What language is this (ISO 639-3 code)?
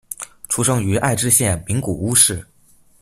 zho